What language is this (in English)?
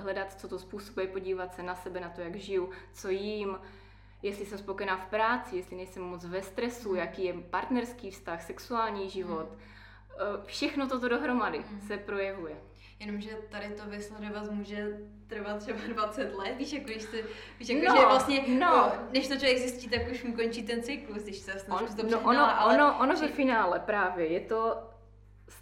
Czech